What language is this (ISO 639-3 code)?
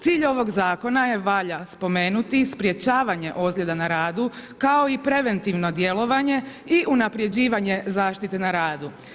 hrv